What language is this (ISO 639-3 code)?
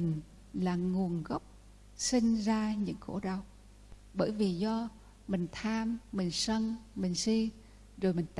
vie